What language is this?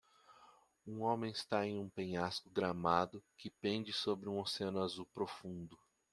Portuguese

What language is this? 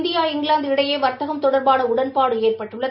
Tamil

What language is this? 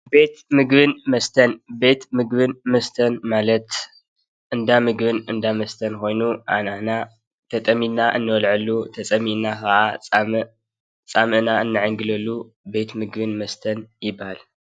Tigrinya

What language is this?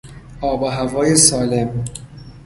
Persian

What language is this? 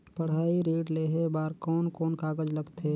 Chhattisgarhi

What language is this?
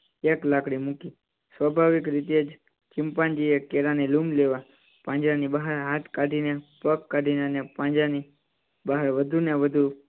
Gujarati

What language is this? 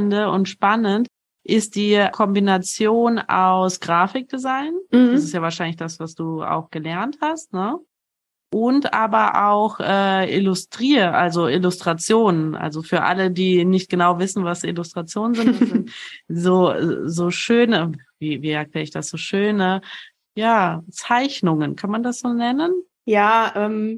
German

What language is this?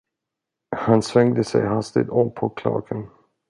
Swedish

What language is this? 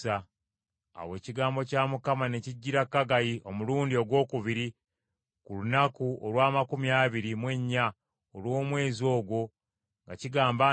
Ganda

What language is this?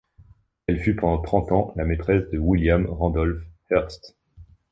French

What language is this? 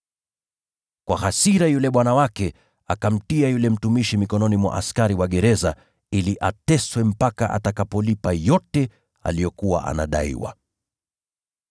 Swahili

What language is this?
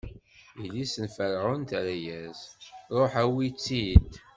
Kabyle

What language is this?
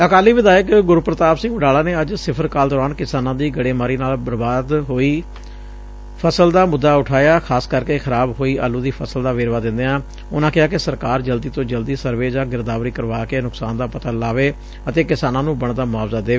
Punjabi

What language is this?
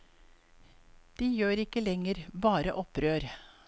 Norwegian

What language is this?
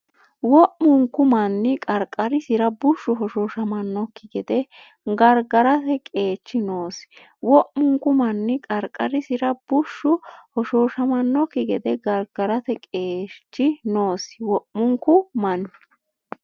Sidamo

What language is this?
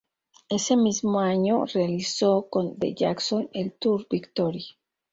Spanish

